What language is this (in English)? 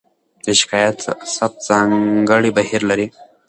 Pashto